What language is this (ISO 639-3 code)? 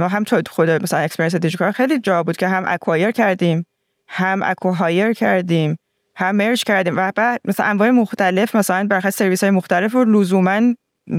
fas